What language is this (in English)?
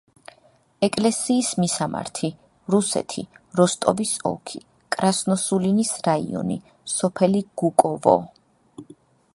Georgian